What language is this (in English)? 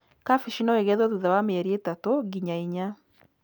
Kikuyu